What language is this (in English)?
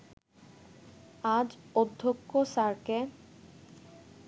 Bangla